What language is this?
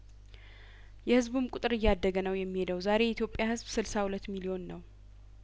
Amharic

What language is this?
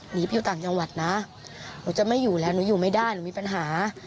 Thai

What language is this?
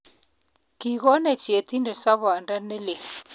Kalenjin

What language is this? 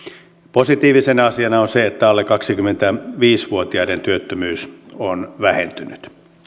Finnish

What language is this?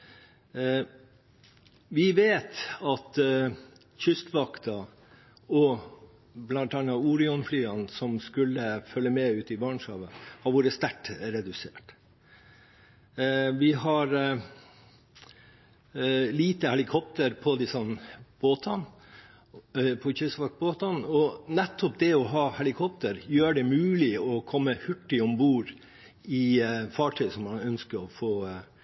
Norwegian Bokmål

